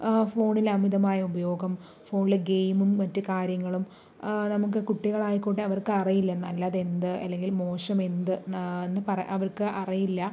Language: Malayalam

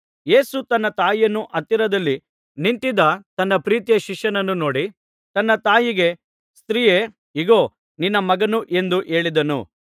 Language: Kannada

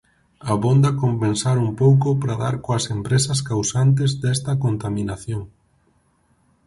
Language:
Galician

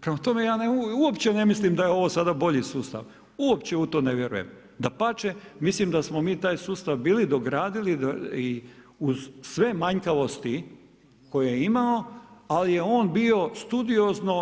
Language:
Croatian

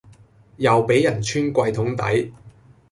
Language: Cantonese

